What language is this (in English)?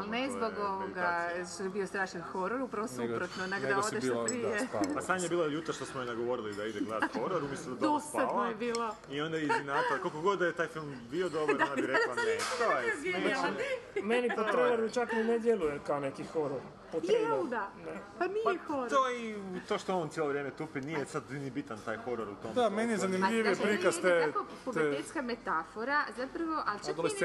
Croatian